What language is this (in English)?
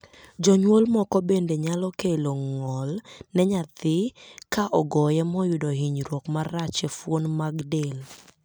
Luo (Kenya and Tanzania)